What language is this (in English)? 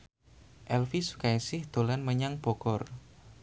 Javanese